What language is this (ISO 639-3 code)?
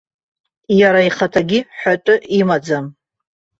abk